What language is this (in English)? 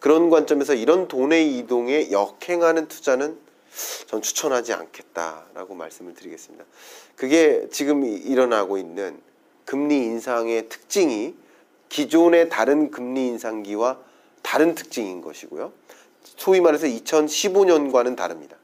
Korean